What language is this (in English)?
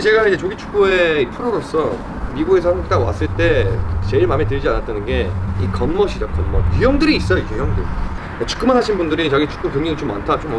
Korean